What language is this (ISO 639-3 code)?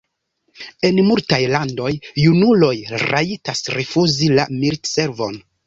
epo